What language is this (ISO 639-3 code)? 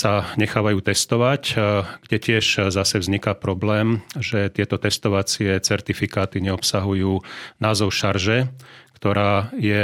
slk